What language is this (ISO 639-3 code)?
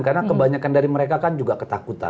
ind